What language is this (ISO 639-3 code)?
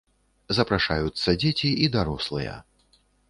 bel